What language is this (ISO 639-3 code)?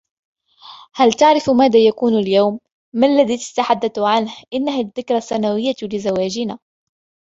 ara